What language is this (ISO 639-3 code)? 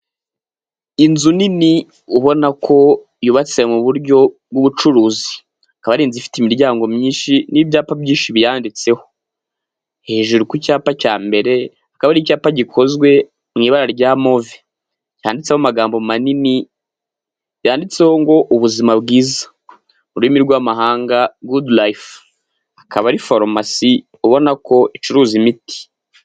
kin